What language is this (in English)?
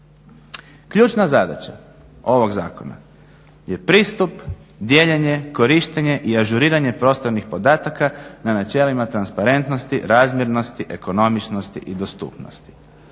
Croatian